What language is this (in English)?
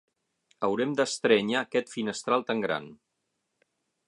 Catalan